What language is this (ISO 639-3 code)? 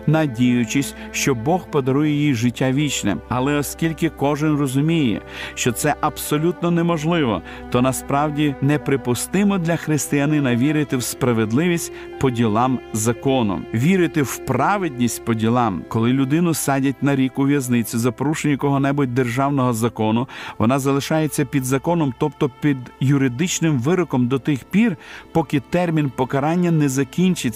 ukr